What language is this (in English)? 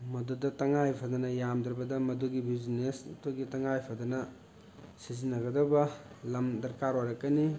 Manipuri